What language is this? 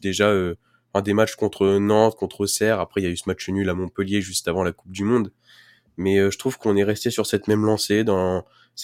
French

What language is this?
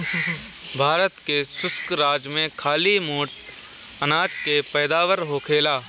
Bhojpuri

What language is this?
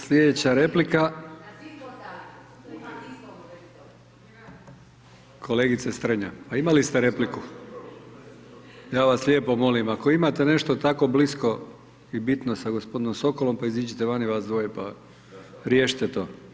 Croatian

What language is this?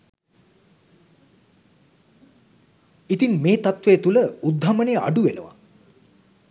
Sinhala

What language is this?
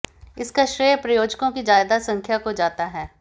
Hindi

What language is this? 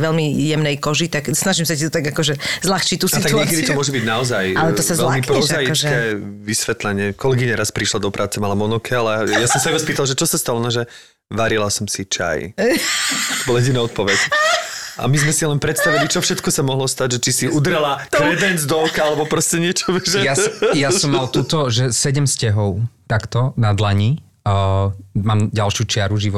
Slovak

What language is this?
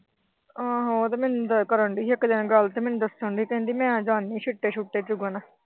Punjabi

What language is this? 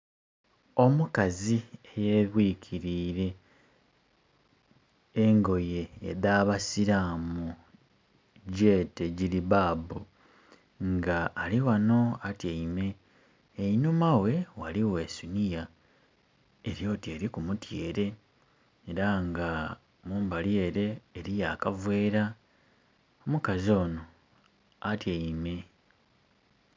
Soga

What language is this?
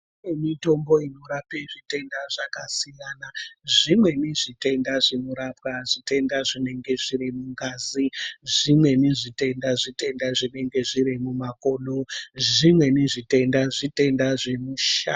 Ndau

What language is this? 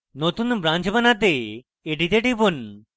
Bangla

